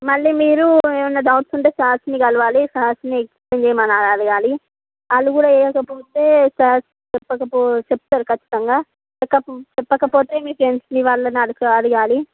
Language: Telugu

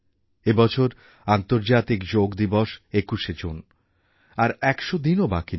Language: Bangla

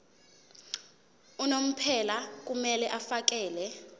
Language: Zulu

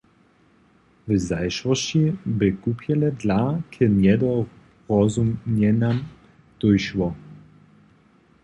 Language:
Upper Sorbian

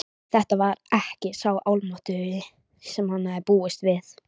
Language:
Icelandic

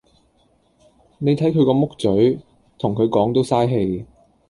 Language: Cantonese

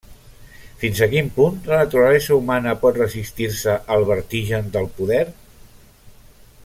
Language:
Catalan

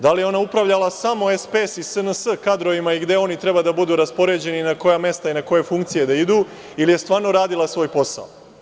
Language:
Serbian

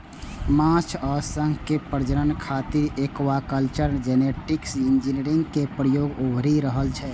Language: Maithili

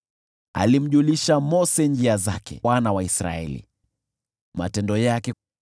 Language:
Swahili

